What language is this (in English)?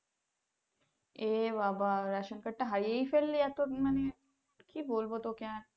Bangla